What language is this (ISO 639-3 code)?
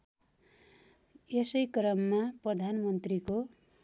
nep